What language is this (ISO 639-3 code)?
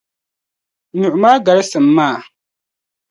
dag